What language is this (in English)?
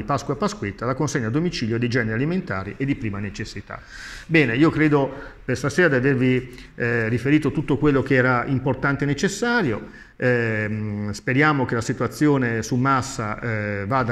Italian